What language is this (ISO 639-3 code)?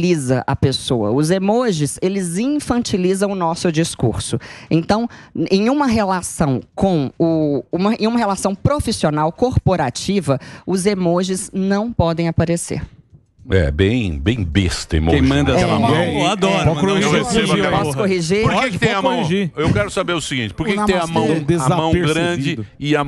por